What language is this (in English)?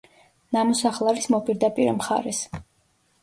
Georgian